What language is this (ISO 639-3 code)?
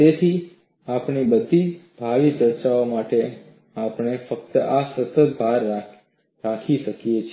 guj